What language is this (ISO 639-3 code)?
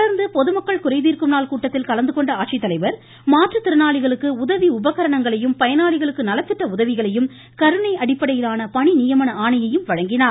tam